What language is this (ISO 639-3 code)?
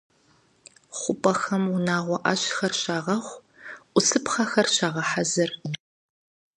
kbd